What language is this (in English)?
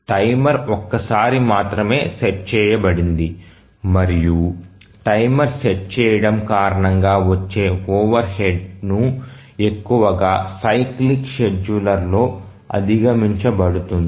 Telugu